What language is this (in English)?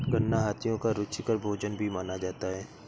Hindi